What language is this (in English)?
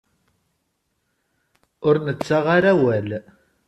Kabyle